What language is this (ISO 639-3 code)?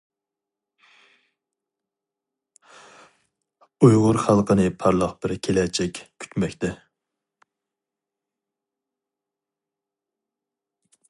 uig